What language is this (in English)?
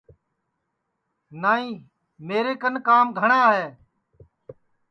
Sansi